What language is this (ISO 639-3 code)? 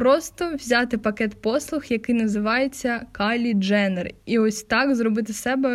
ukr